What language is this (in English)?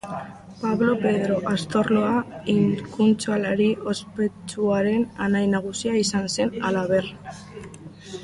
Basque